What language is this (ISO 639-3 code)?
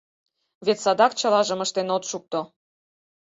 chm